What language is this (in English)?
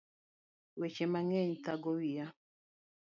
Luo (Kenya and Tanzania)